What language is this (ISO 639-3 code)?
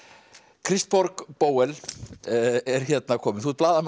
isl